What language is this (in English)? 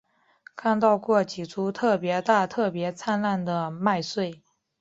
Chinese